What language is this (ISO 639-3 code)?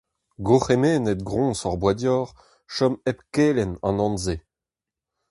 bre